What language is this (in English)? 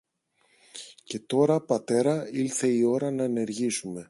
Greek